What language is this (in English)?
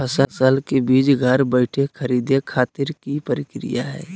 Magahi